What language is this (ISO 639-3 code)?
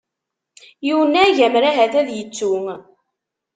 kab